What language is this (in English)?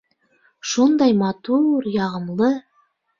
Bashkir